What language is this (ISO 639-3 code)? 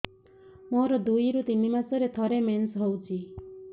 ori